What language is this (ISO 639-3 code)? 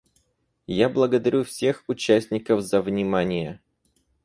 rus